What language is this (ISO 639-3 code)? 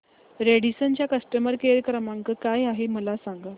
mar